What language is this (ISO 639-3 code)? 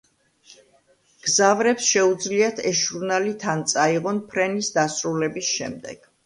kat